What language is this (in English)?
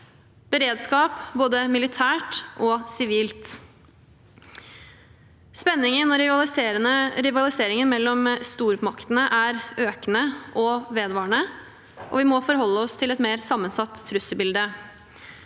Norwegian